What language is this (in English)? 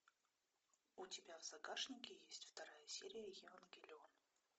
Russian